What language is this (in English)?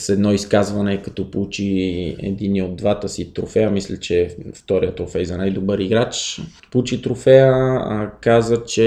Bulgarian